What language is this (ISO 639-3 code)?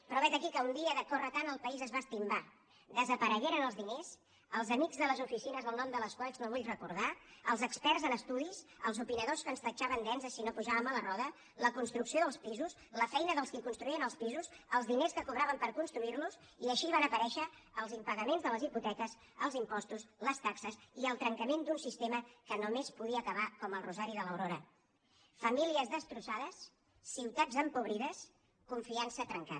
cat